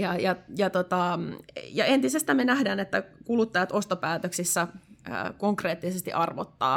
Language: Finnish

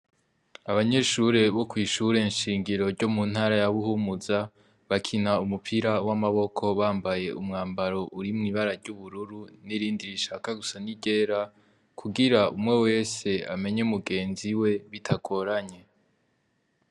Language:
Rundi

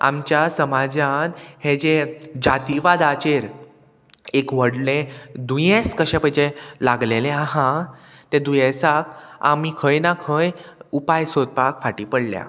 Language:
Konkani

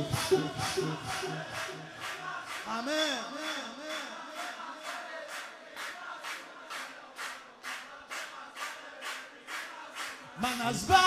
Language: Persian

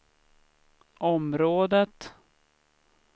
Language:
Swedish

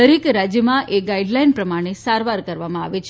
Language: Gujarati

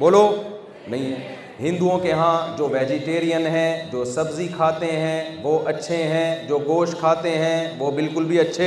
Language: Urdu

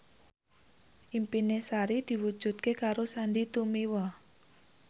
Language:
Javanese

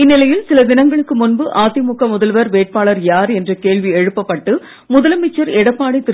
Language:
Tamil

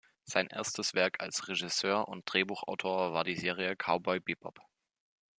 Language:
German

